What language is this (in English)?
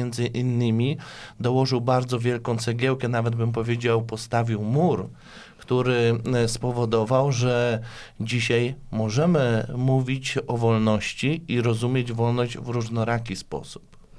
Polish